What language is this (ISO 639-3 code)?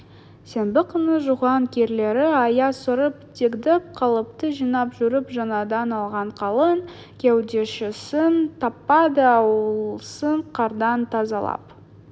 kaz